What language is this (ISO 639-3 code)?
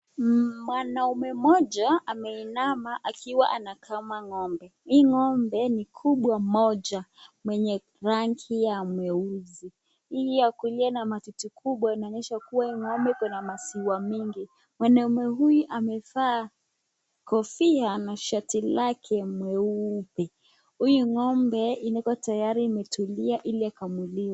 swa